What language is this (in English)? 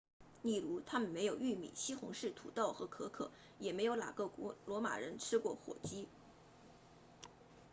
Chinese